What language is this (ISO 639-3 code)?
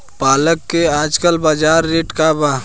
bho